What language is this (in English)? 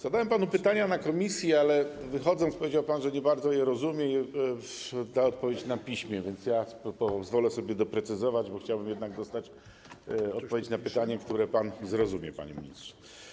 Polish